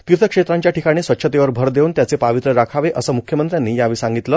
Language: Marathi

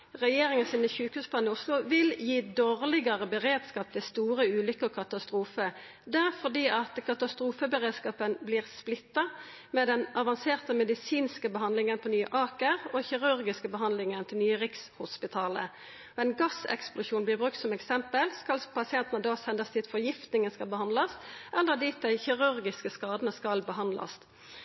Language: Norwegian Nynorsk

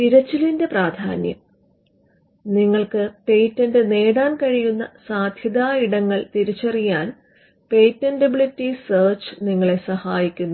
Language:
Malayalam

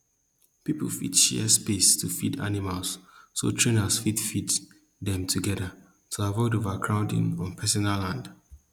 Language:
Nigerian Pidgin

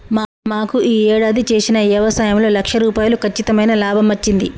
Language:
Telugu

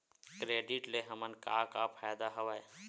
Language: Chhattisgarhi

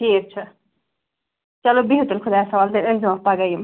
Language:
Kashmiri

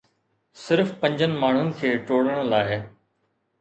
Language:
Sindhi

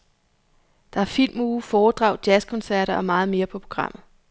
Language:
Danish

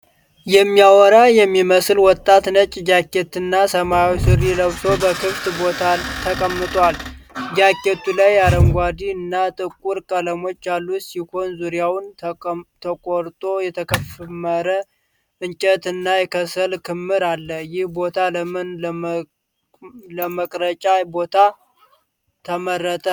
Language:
Amharic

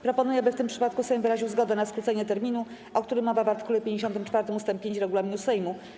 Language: Polish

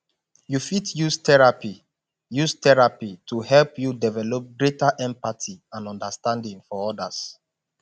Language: Nigerian Pidgin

